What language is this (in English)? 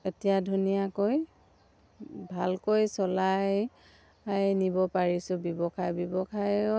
Assamese